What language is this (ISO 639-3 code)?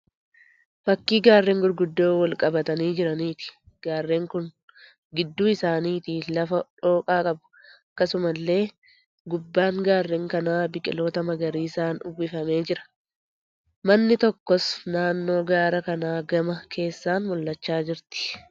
orm